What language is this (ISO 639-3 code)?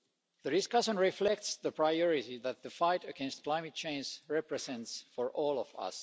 eng